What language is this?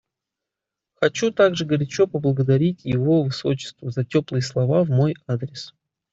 Russian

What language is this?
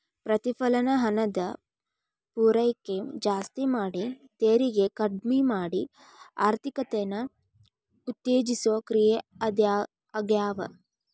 Kannada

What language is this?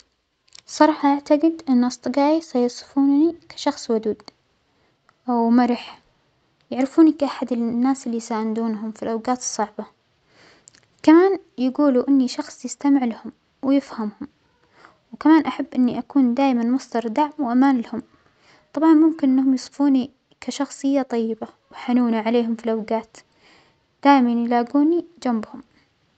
Omani Arabic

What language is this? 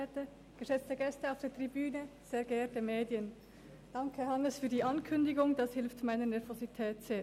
Swiss German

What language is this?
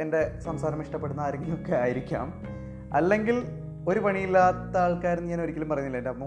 Malayalam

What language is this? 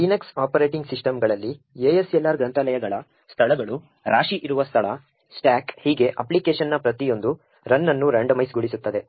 Kannada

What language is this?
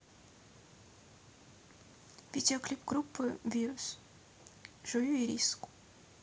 Russian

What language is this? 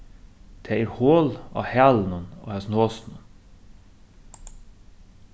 Faroese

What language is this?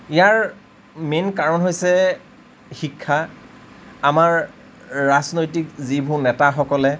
Assamese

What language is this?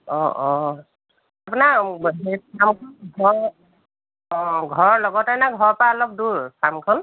Assamese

